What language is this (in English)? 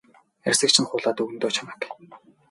Mongolian